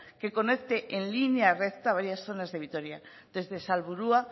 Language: Spanish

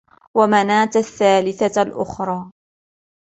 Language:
Arabic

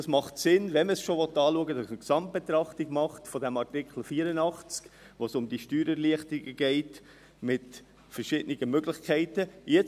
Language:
Swiss German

